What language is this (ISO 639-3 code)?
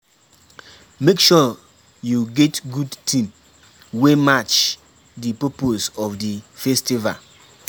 pcm